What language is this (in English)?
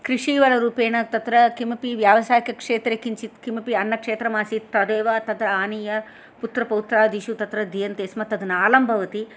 Sanskrit